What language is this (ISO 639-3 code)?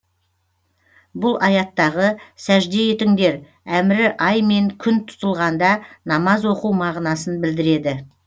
kaz